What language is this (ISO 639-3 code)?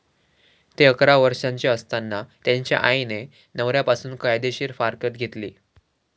mar